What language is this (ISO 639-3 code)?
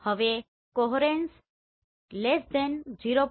guj